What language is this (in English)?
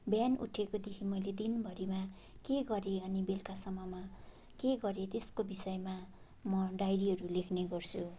Nepali